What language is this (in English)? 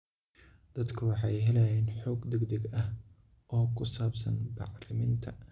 Somali